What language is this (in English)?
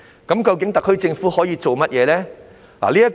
Cantonese